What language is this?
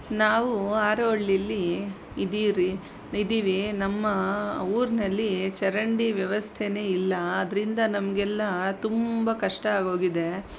Kannada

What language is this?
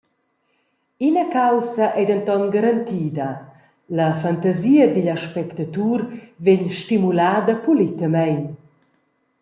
Romansh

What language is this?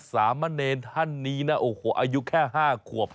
Thai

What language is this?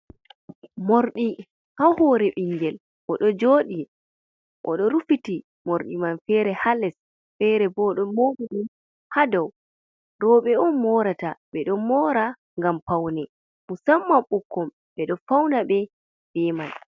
Fula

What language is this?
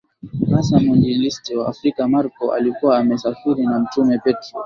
Swahili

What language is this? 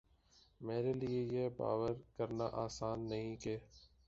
Urdu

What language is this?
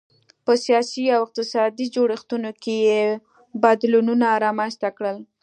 Pashto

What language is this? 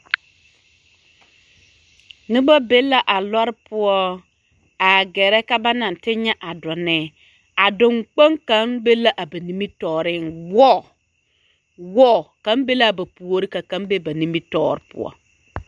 Southern Dagaare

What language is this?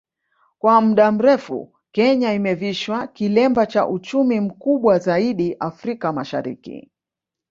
Swahili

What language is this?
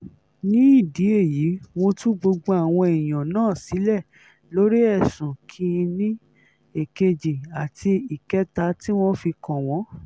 Yoruba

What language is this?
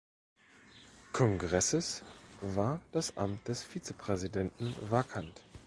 German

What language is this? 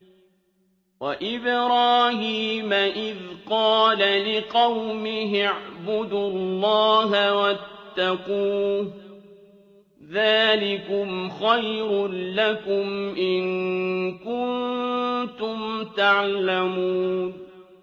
Arabic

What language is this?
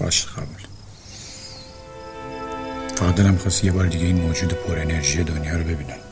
Persian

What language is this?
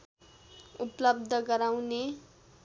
Nepali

